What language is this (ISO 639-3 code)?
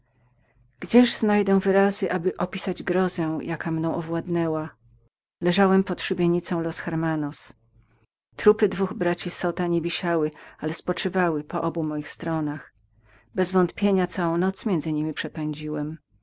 pol